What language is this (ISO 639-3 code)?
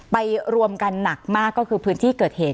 tha